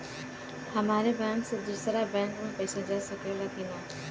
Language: Bhojpuri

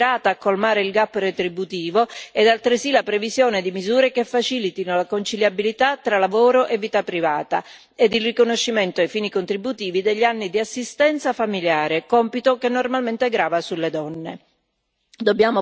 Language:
Italian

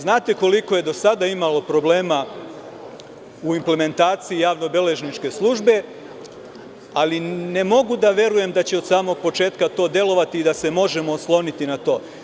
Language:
Serbian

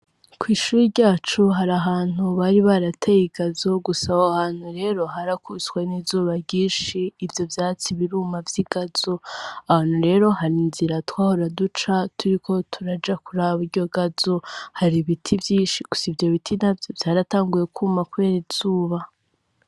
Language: Rundi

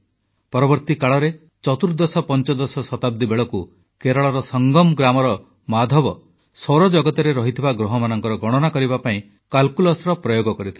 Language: Odia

